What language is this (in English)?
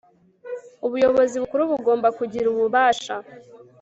Kinyarwanda